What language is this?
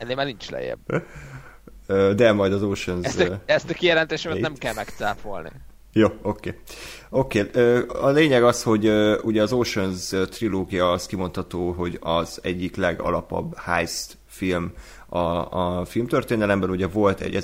Hungarian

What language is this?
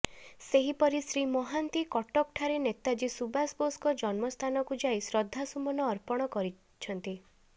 Odia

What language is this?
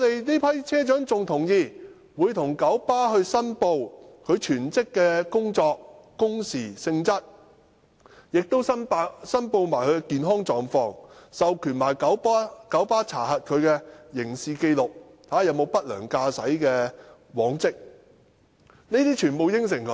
Cantonese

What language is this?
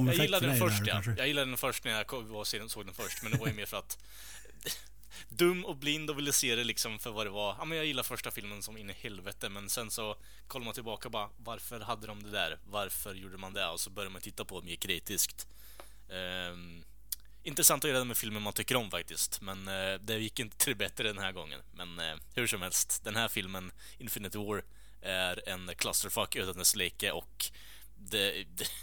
Swedish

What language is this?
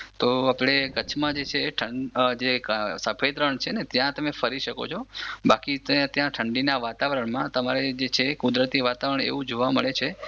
Gujarati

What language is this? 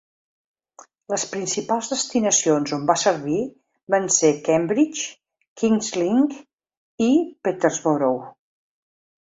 Catalan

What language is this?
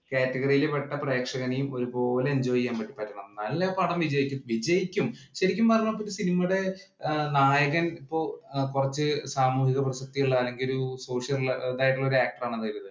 Malayalam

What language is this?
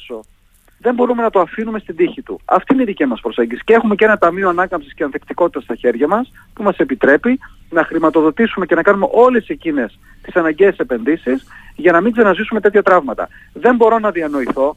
Greek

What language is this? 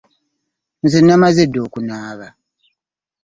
Ganda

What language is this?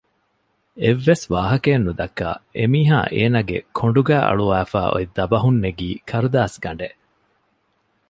Divehi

